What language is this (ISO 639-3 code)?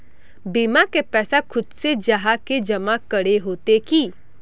mag